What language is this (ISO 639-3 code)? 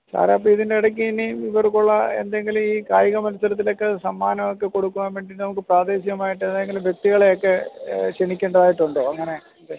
mal